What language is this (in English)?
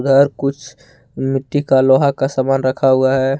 Hindi